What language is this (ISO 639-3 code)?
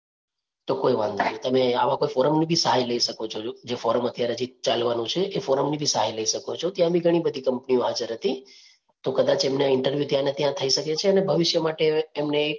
guj